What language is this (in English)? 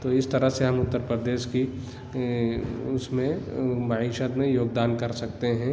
Urdu